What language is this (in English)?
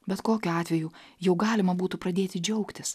Lithuanian